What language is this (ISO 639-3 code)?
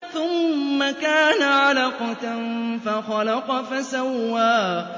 ara